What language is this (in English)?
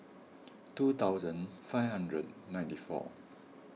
English